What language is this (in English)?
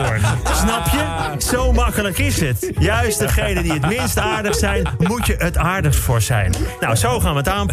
Dutch